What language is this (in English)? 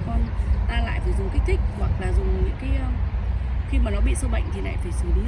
Vietnamese